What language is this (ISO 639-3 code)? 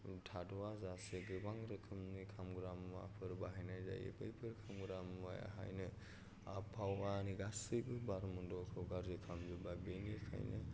brx